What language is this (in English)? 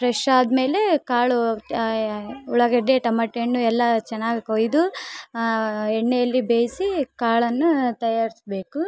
Kannada